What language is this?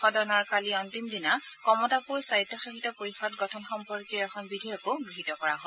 Assamese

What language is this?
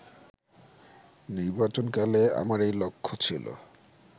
Bangla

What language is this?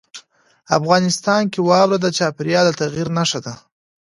Pashto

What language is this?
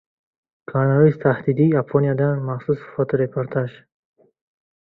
Uzbek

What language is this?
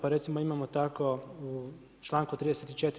Croatian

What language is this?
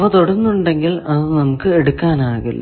Malayalam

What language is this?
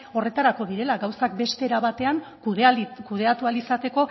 Basque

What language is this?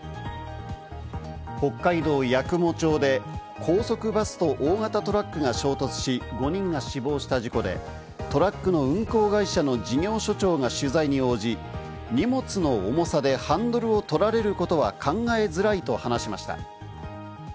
Japanese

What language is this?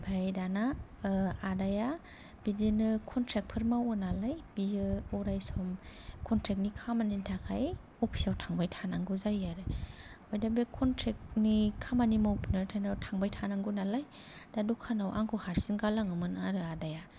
Bodo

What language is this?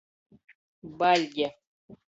Latgalian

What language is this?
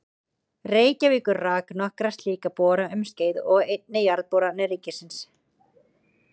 Icelandic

